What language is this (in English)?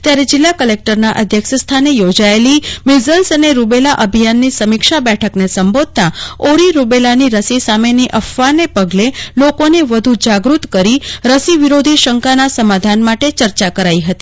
Gujarati